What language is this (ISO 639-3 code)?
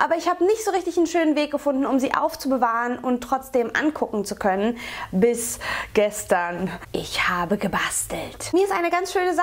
deu